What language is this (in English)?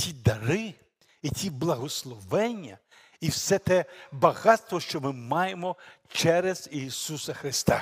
Ukrainian